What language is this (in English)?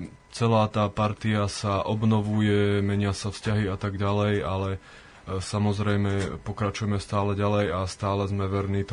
Slovak